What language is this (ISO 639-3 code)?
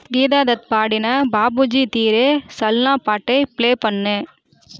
tam